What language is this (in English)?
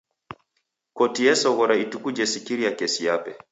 Taita